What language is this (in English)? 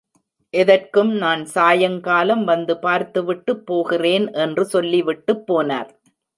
Tamil